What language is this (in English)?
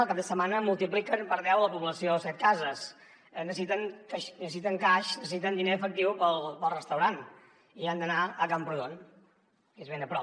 Catalan